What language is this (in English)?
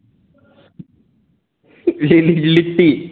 Maithili